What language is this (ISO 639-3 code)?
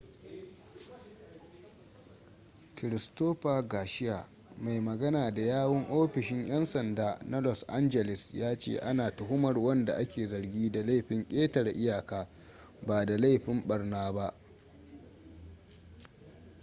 hau